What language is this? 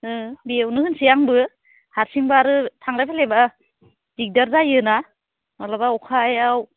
Bodo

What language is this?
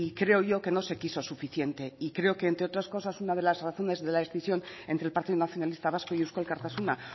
Spanish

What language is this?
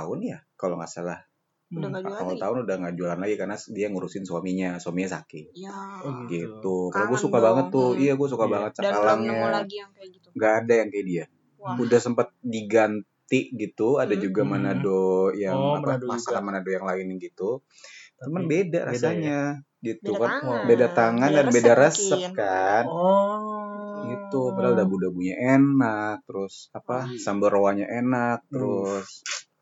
Indonesian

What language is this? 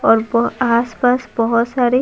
Hindi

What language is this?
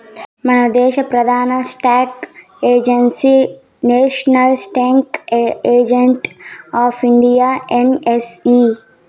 Telugu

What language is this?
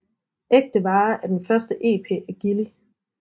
Danish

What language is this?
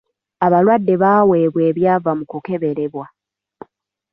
Ganda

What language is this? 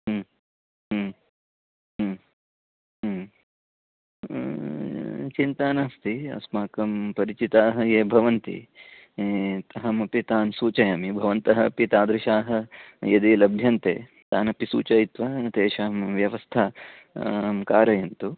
Sanskrit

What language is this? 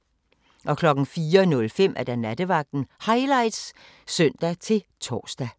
Danish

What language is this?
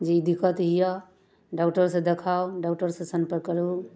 Maithili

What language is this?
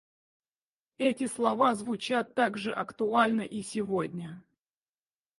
Russian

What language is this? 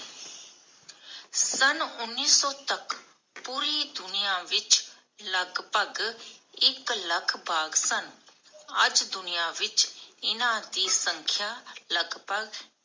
Punjabi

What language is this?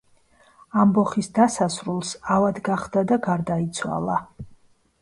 Georgian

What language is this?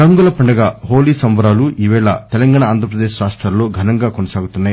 Telugu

